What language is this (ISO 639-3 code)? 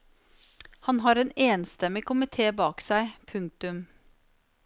nor